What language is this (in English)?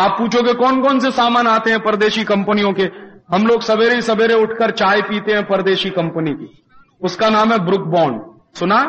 Hindi